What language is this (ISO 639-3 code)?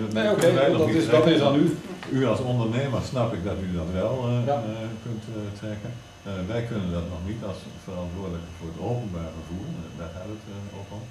nld